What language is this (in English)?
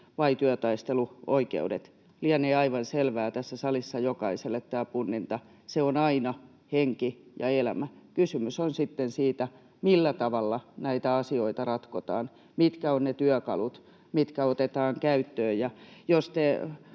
Finnish